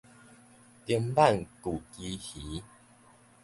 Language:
Min Nan Chinese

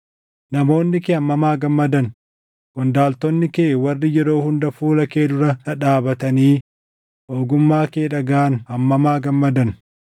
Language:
Oromo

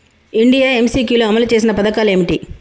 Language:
Telugu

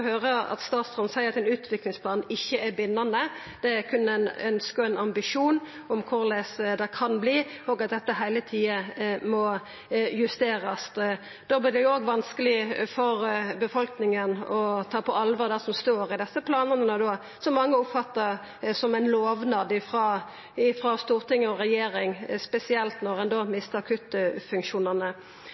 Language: Norwegian Nynorsk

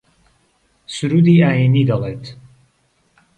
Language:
Central Kurdish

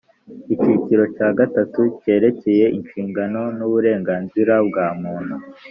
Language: Kinyarwanda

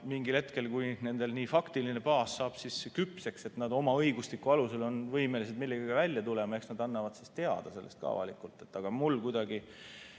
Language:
Estonian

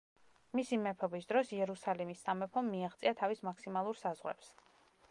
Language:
Georgian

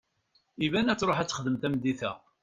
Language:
Kabyle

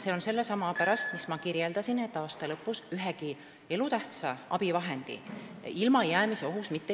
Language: Estonian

